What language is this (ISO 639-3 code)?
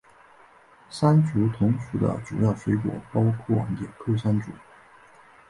zho